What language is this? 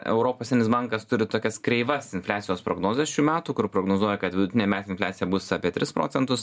Lithuanian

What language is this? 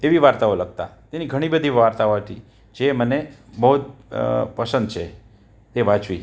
Gujarati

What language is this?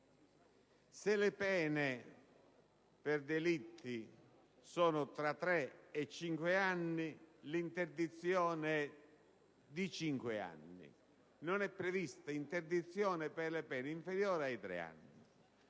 Italian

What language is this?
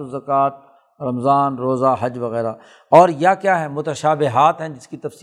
Urdu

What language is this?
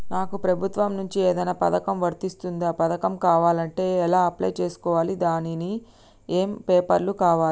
Telugu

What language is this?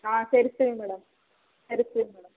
Kannada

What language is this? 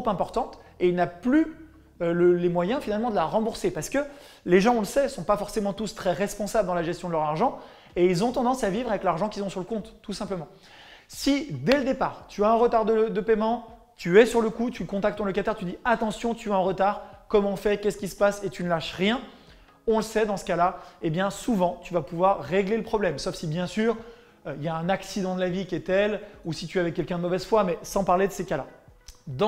French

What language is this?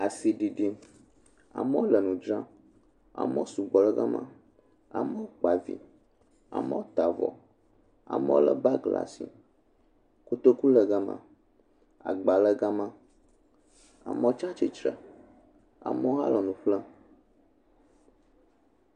Ewe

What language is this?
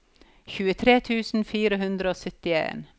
Norwegian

